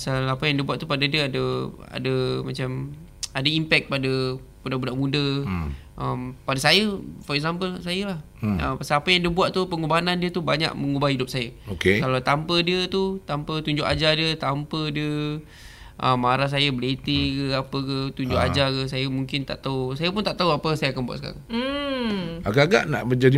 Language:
Malay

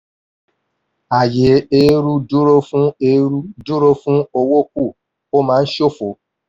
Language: Yoruba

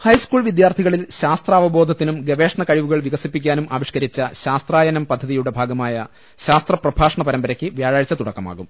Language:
Malayalam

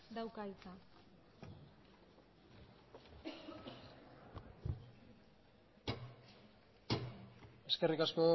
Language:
Basque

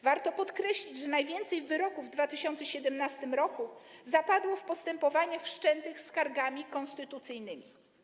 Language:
Polish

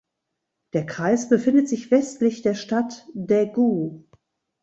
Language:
German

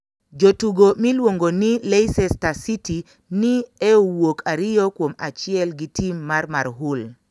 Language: Luo (Kenya and Tanzania)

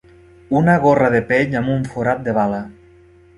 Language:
Catalan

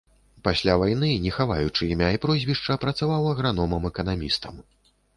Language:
Belarusian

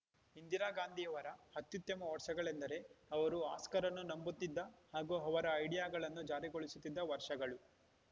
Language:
Kannada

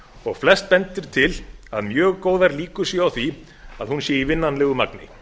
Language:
Icelandic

